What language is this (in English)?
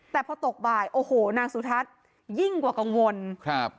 Thai